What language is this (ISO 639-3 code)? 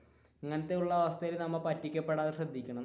mal